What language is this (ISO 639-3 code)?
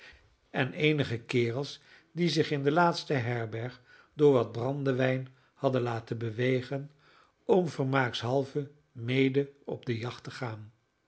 nld